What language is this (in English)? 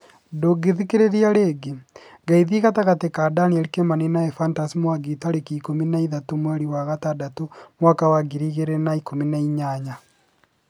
Kikuyu